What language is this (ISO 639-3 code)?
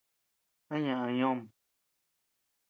cux